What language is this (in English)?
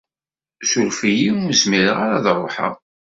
Kabyle